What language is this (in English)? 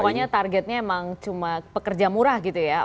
Indonesian